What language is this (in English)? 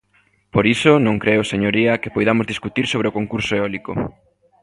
Galician